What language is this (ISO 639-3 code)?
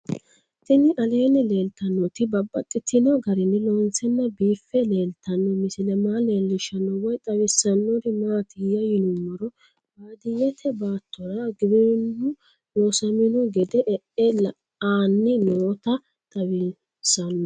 sid